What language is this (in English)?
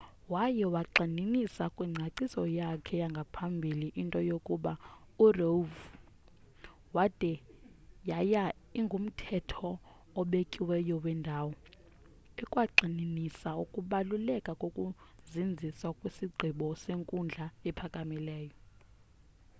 Xhosa